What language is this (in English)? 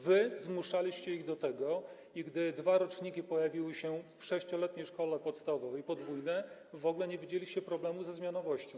Polish